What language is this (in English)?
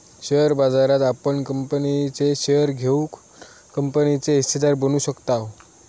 Marathi